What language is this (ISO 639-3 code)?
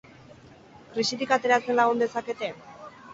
eus